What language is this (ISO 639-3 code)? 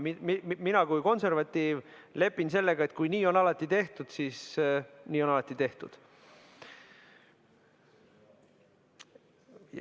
est